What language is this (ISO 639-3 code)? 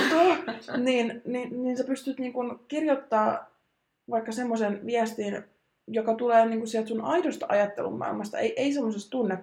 fin